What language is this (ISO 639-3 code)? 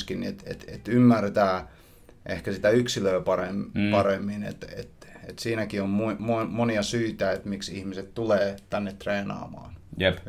fin